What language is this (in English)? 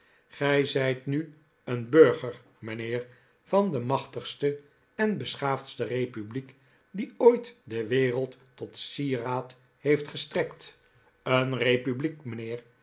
Dutch